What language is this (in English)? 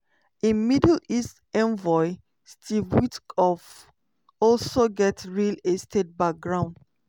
Nigerian Pidgin